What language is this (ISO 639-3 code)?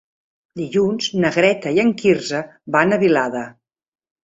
cat